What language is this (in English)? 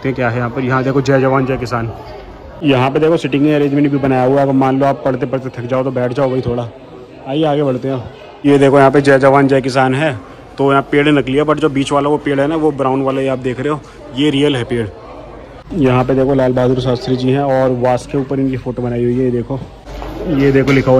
Hindi